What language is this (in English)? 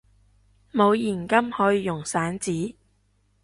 Cantonese